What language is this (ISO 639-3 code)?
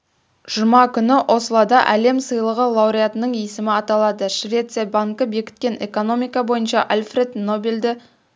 kaz